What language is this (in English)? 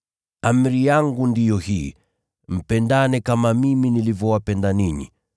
Swahili